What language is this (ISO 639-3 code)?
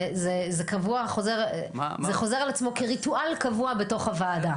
heb